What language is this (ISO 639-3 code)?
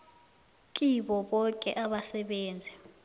nbl